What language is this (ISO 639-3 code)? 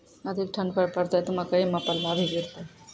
mai